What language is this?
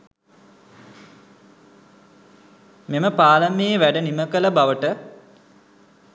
Sinhala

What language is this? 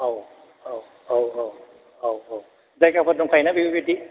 Bodo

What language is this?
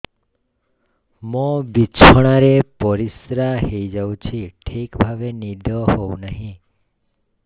Odia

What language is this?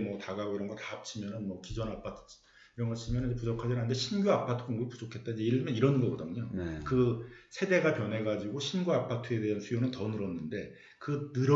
Korean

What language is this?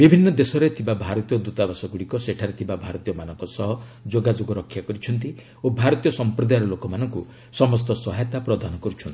Odia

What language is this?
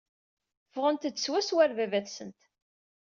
Kabyle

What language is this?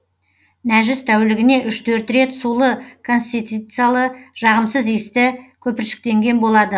Kazakh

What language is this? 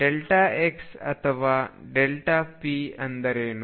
Kannada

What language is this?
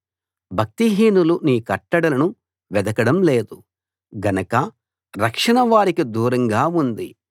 Telugu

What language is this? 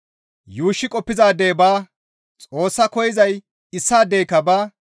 Gamo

